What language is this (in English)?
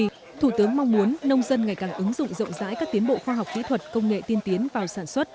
Vietnamese